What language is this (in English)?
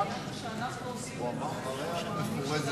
Hebrew